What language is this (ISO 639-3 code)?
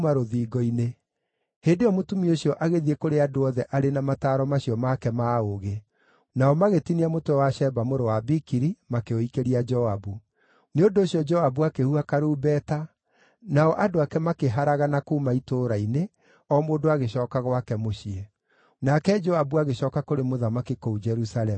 kik